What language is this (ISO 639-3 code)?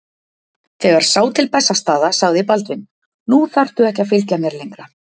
isl